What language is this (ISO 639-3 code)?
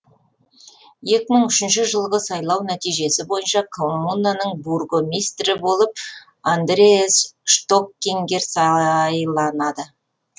kaz